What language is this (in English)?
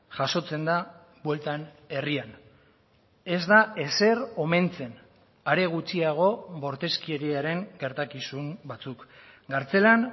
Basque